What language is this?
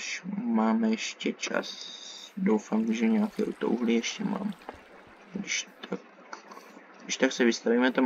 Czech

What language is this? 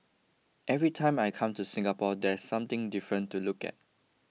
English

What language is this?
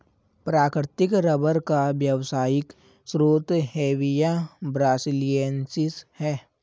Hindi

